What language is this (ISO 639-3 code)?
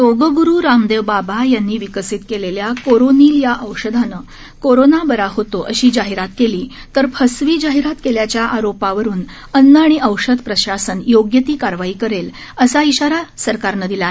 mar